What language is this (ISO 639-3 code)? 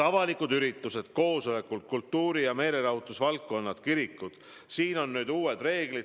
est